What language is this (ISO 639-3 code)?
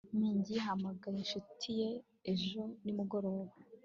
kin